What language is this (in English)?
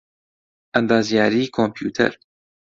Central Kurdish